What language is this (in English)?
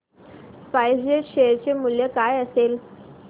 Marathi